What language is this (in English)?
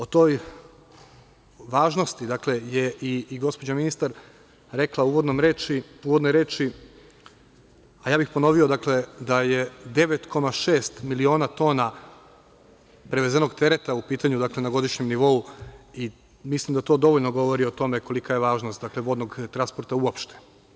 Serbian